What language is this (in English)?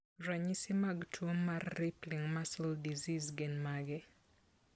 Luo (Kenya and Tanzania)